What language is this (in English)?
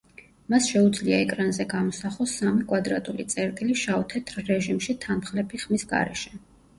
Georgian